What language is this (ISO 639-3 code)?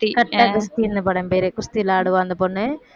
tam